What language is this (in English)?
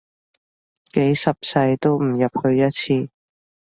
Cantonese